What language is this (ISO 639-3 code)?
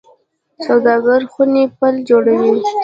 pus